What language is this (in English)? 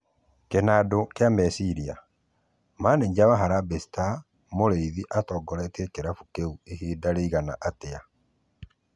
Kikuyu